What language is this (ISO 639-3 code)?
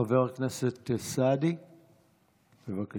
heb